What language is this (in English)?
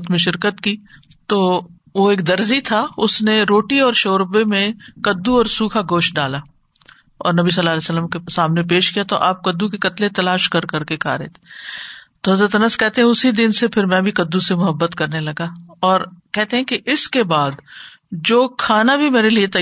Urdu